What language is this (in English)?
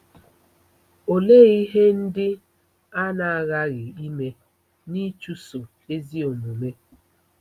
Igbo